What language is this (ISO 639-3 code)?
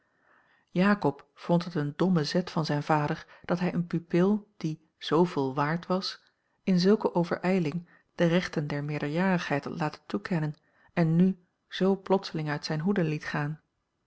nld